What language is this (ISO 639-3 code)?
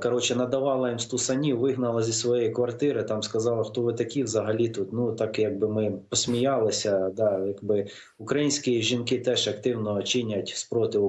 ukr